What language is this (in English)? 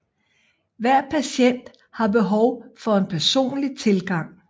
Danish